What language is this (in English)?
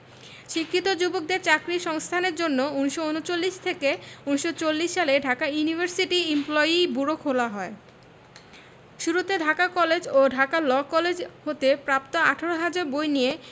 Bangla